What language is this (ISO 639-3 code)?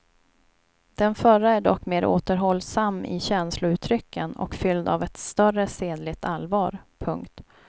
swe